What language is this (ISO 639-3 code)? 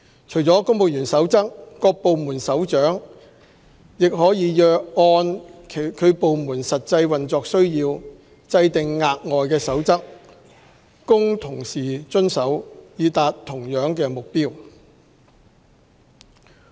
yue